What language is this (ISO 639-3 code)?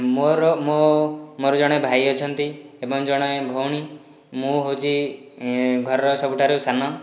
ori